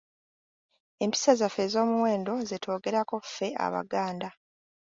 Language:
Ganda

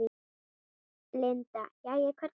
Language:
Icelandic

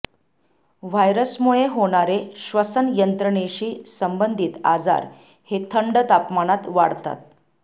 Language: Marathi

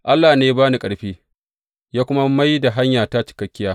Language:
Hausa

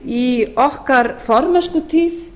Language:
Icelandic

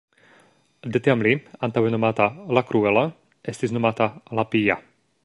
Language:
Esperanto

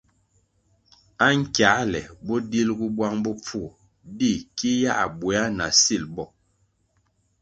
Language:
Kwasio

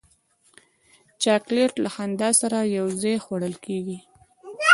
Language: Pashto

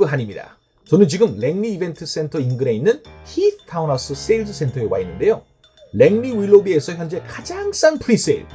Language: Korean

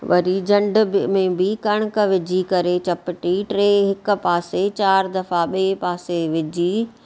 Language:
Sindhi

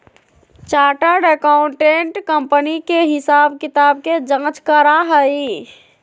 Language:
Magahi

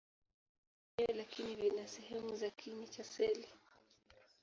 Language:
Swahili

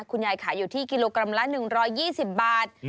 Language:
Thai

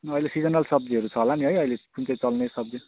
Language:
Nepali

